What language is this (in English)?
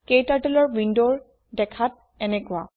Assamese